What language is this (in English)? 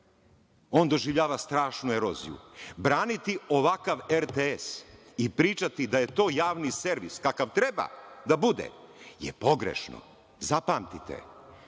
Serbian